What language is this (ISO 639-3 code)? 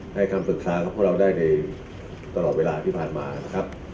tha